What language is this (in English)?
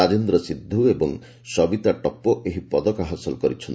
Odia